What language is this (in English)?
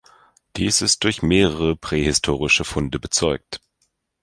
German